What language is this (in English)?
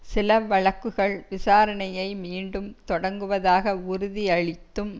Tamil